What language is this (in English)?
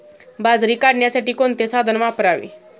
Marathi